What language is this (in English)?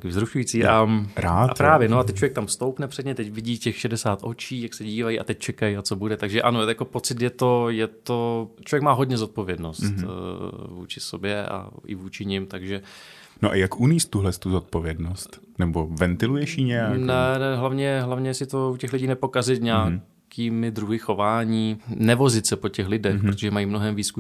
Czech